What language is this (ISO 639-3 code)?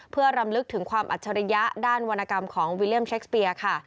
tha